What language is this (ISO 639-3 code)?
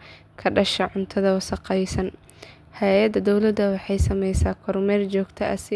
som